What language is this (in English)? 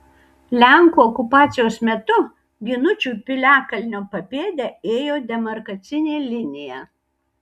Lithuanian